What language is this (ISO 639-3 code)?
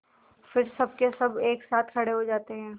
hin